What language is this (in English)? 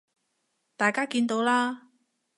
Cantonese